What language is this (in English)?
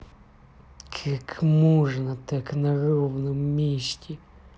Russian